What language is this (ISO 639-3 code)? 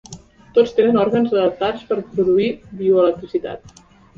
cat